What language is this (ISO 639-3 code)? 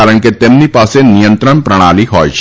guj